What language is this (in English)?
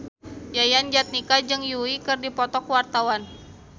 Sundanese